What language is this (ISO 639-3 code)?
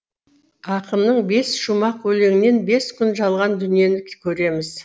kaz